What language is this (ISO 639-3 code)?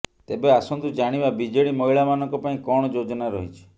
ori